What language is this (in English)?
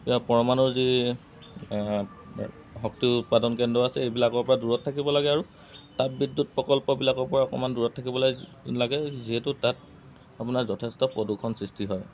Assamese